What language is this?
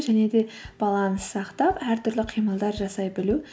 Kazakh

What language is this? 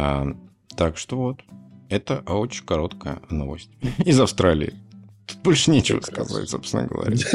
Russian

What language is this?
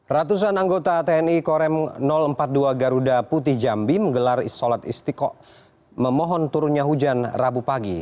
Indonesian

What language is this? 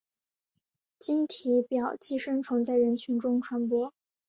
Chinese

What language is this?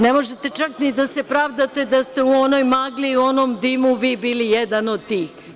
Serbian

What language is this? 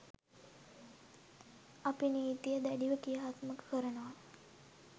Sinhala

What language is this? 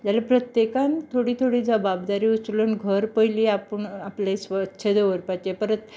Konkani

